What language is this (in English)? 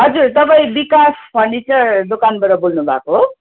Nepali